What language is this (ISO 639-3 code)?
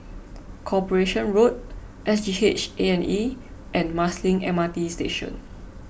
eng